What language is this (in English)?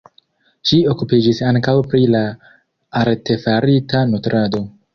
Esperanto